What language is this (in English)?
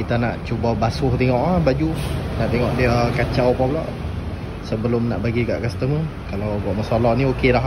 Malay